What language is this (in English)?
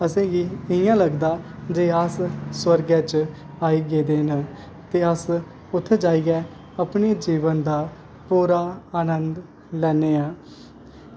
Dogri